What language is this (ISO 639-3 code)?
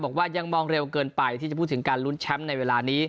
tha